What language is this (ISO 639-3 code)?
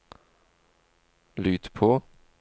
nor